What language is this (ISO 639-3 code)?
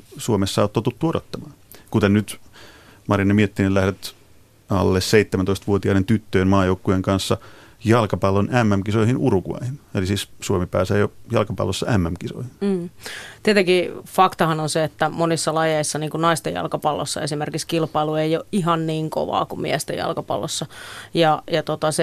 fin